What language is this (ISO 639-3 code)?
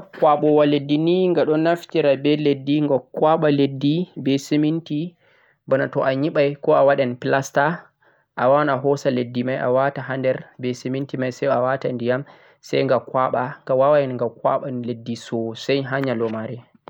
fuq